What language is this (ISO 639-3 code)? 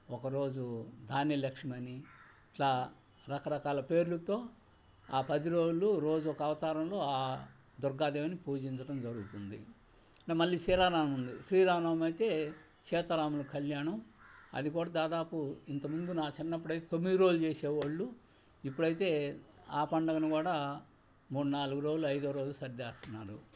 tel